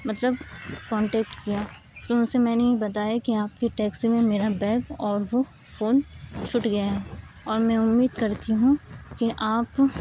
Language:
Urdu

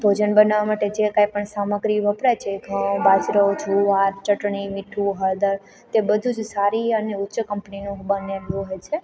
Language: Gujarati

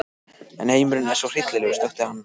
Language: Icelandic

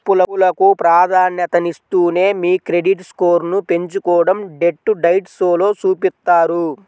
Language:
Telugu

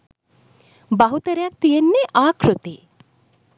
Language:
Sinhala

